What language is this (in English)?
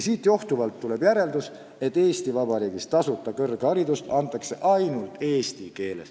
Estonian